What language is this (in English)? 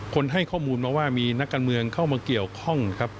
Thai